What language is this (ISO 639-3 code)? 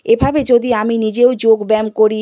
ben